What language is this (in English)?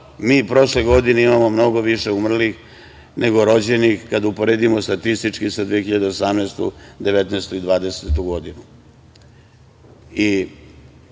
Serbian